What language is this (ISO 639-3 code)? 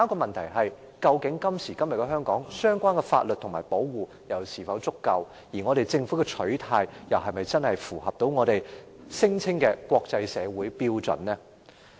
yue